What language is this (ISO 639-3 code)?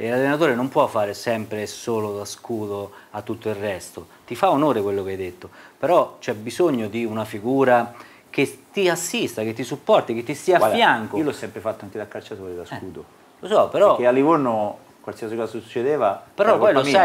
ita